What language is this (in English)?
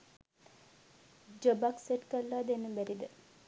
Sinhala